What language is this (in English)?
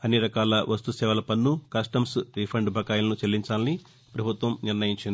Telugu